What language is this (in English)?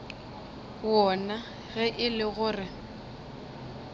Northern Sotho